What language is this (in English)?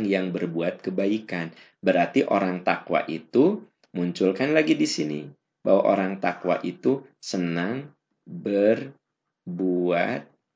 Indonesian